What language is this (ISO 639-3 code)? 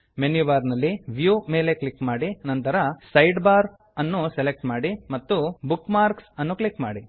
kan